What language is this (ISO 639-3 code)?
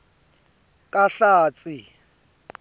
ssw